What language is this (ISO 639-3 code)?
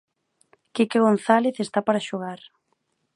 glg